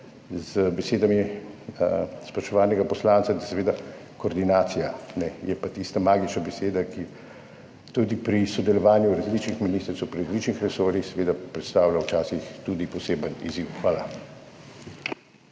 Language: Slovenian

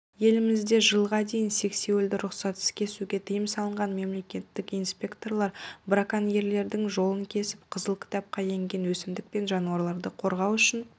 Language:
Kazakh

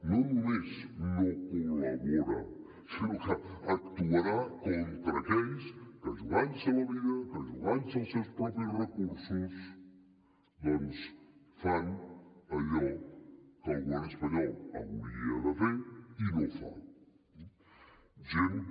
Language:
Catalan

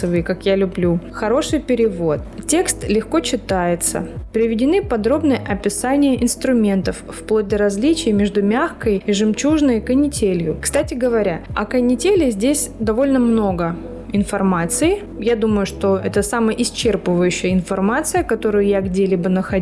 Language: Russian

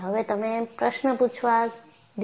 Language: Gujarati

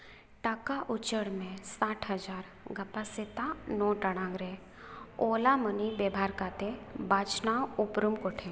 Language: Santali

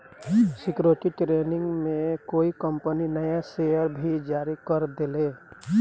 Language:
Bhojpuri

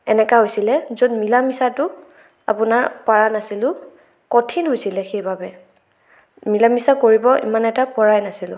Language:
Assamese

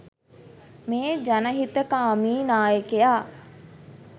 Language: Sinhala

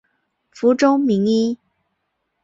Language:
Chinese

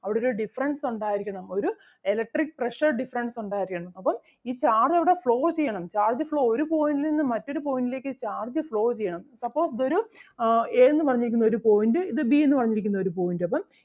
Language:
Malayalam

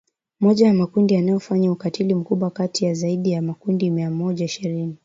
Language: Swahili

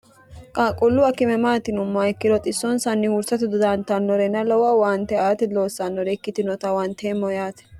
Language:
Sidamo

